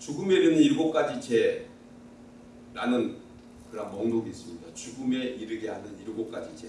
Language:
Korean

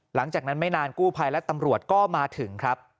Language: Thai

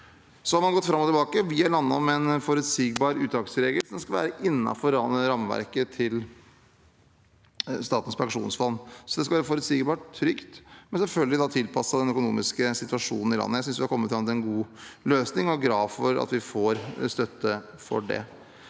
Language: Norwegian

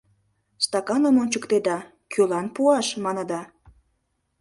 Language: Mari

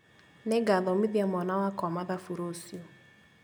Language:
Kikuyu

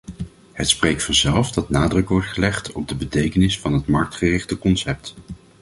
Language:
Dutch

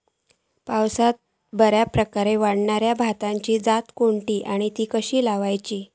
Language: Marathi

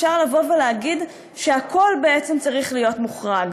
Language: Hebrew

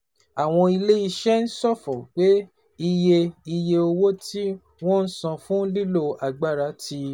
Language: Yoruba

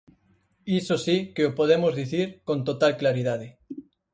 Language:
Galician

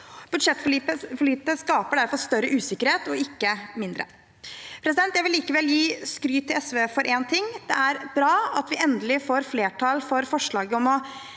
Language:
Norwegian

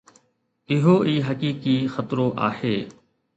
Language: Sindhi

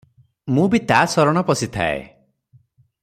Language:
Odia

